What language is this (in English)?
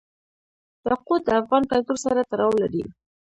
Pashto